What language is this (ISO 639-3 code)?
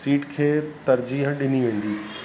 snd